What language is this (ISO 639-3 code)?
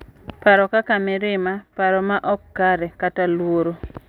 luo